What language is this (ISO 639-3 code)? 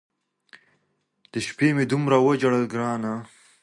pus